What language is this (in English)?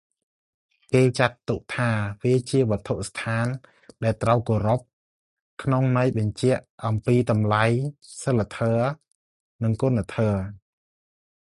Khmer